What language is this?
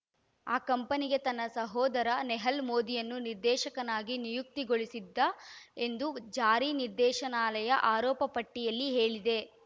Kannada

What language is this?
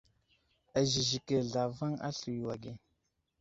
Wuzlam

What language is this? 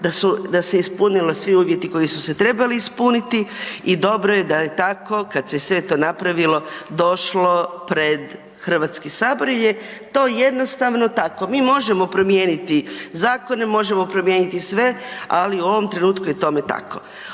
Croatian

